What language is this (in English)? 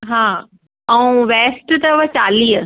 Sindhi